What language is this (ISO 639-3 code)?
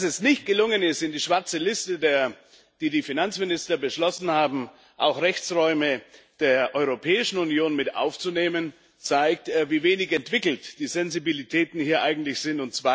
deu